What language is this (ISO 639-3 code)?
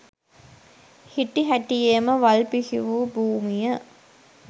sin